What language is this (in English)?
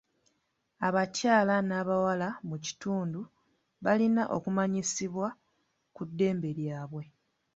Ganda